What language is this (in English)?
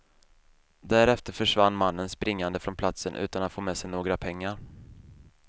Swedish